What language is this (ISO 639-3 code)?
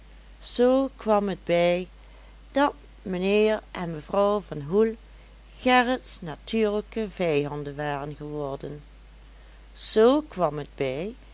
nld